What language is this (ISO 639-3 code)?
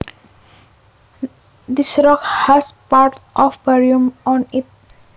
jav